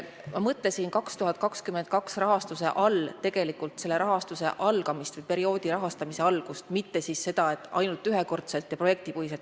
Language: Estonian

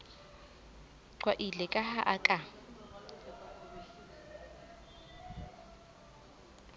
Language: Southern Sotho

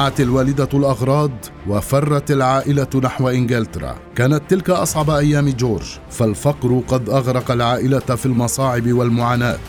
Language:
Arabic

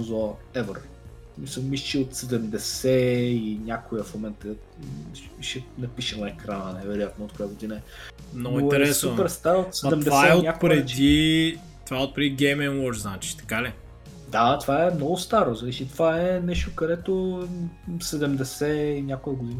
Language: Bulgarian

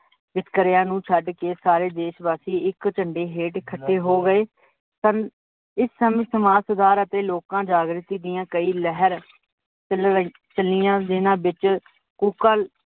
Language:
Punjabi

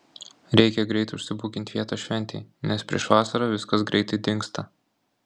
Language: Lithuanian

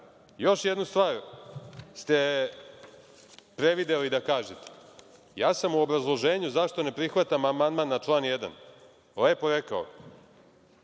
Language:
Serbian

